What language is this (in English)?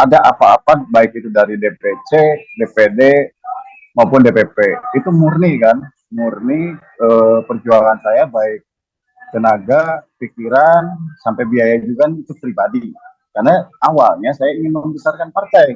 Indonesian